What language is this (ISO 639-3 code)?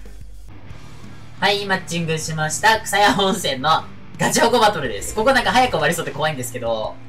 jpn